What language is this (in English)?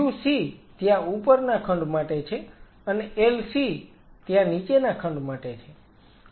Gujarati